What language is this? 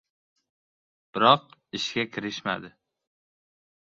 Uzbek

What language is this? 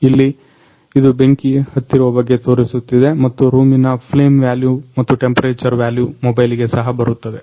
Kannada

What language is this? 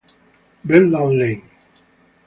Italian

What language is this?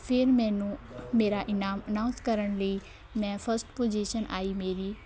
Punjabi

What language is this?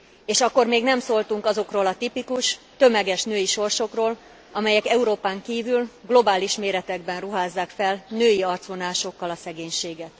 Hungarian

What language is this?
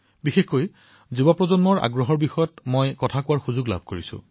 Assamese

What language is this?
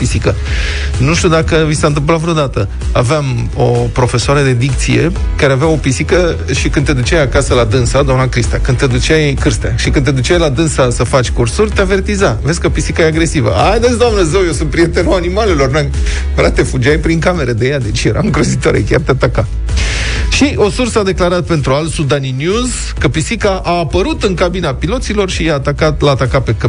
Romanian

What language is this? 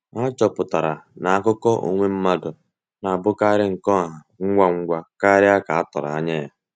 Igbo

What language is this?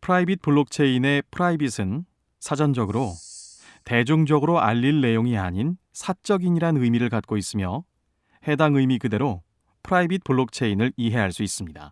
Korean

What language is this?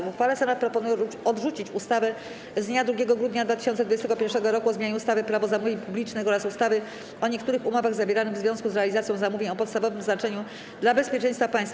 Polish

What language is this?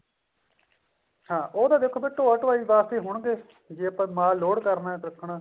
Punjabi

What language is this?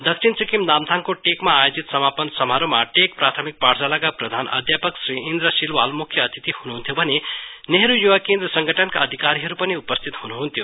Nepali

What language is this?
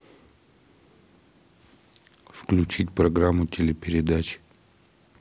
Russian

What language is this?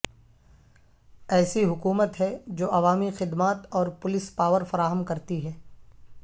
Urdu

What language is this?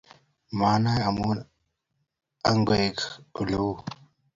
Kalenjin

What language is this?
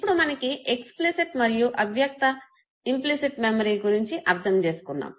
Telugu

